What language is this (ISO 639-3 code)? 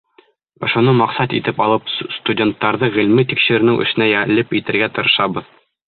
bak